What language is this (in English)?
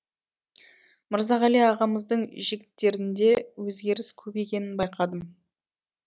Kazakh